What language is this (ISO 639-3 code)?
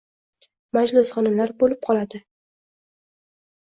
uzb